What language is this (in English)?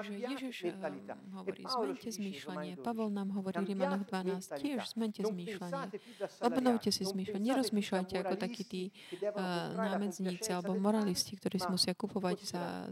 Slovak